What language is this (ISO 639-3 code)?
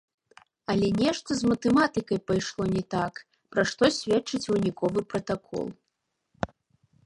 bel